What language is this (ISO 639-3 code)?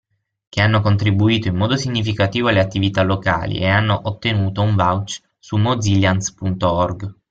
ita